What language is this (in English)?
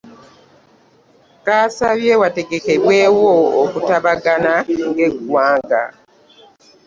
Ganda